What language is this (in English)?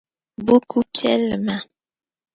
Dagbani